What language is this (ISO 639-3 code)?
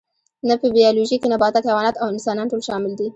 pus